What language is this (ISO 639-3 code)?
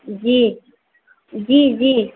hin